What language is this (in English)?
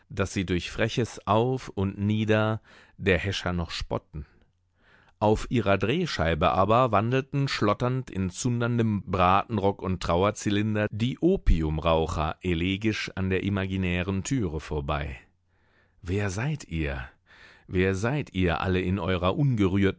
German